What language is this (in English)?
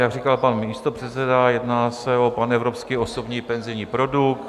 Czech